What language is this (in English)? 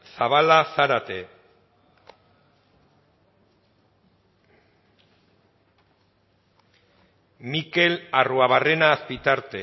Basque